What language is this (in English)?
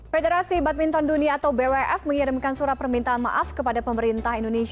Indonesian